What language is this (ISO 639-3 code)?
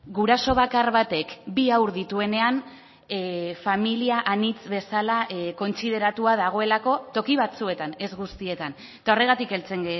eus